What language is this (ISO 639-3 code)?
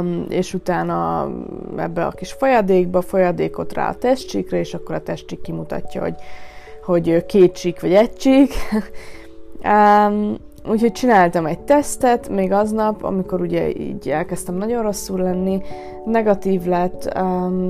hun